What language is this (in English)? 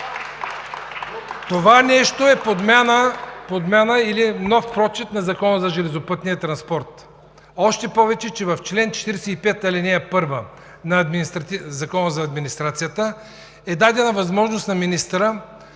Bulgarian